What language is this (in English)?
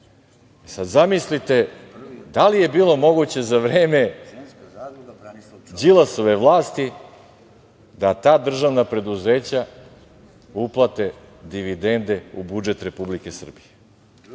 Serbian